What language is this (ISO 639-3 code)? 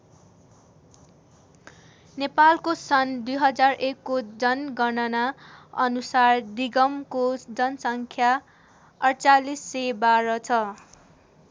nep